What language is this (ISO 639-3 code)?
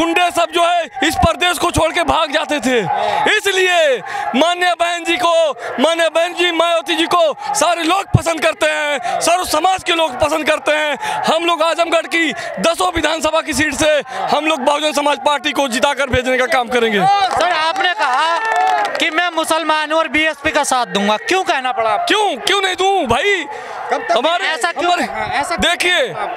hin